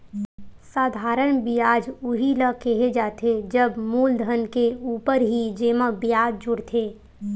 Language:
Chhattisgarhi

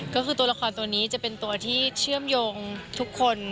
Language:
Thai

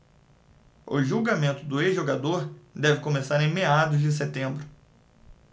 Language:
Portuguese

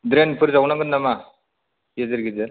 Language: Bodo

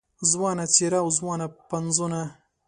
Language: Pashto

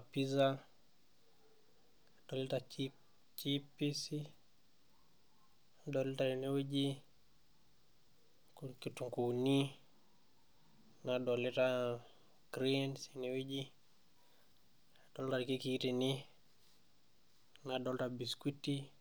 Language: Masai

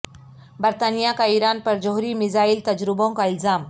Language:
Urdu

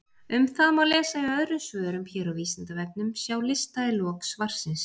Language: Icelandic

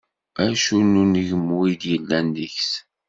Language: Kabyle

